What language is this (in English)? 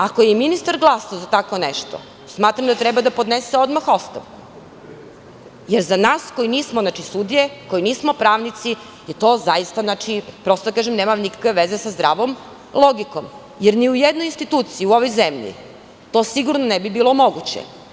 Serbian